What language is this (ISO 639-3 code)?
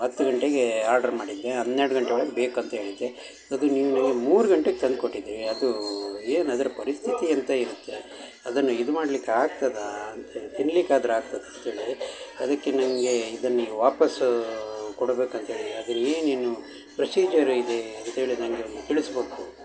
kan